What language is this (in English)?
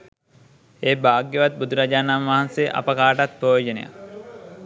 Sinhala